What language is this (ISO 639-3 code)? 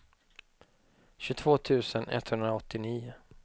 swe